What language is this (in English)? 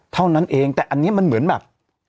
Thai